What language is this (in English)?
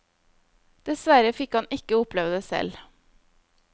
Norwegian